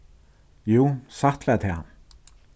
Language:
Faroese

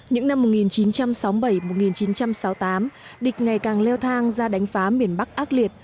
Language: Vietnamese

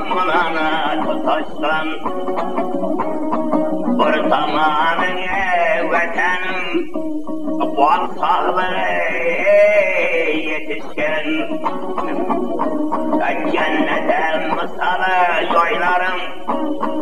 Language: Indonesian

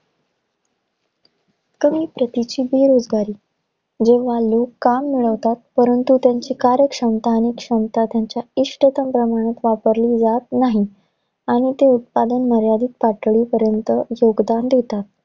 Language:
Marathi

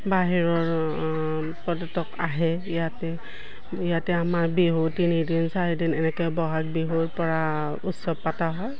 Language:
Assamese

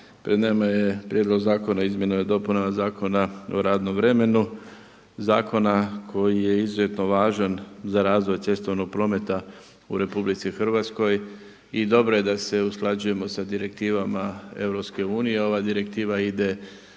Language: Croatian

